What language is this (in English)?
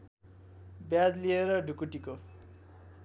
Nepali